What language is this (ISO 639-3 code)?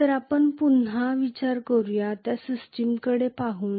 mar